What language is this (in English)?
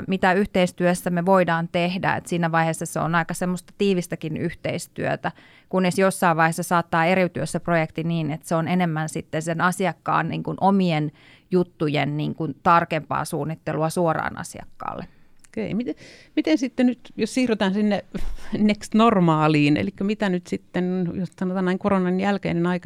Finnish